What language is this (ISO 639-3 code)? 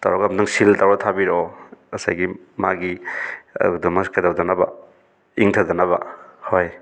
mni